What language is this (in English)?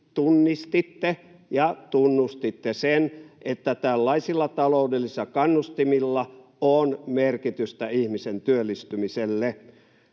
Finnish